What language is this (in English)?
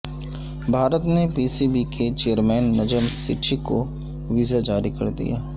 Urdu